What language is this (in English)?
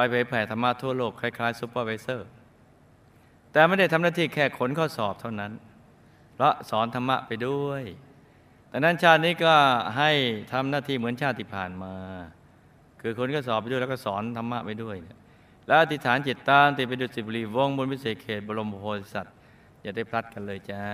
Thai